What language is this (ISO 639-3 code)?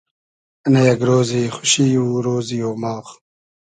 haz